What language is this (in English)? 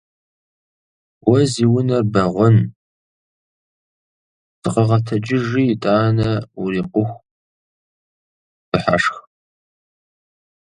Kabardian